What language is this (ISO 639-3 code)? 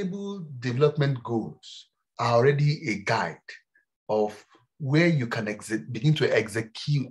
eng